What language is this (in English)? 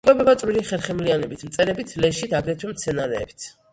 Georgian